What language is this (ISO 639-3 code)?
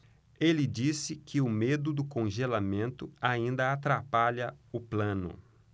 por